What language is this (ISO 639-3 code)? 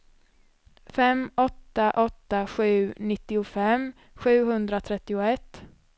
swe